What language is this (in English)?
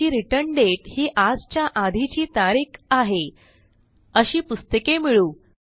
Marathi